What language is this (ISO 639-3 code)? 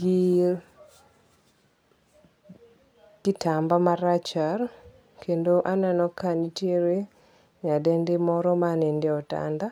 luo